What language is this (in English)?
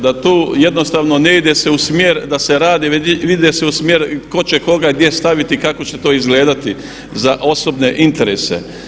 Croatian